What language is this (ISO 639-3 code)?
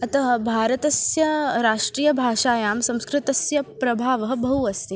san